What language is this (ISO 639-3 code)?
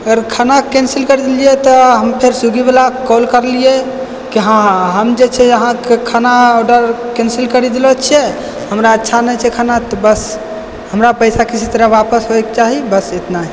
mai